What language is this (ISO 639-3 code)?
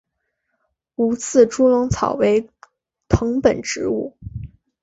zho